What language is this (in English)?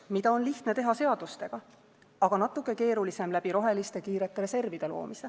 Estonian